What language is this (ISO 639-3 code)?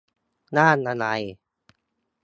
tha